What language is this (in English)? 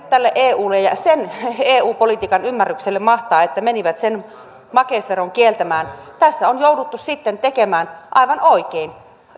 Finnish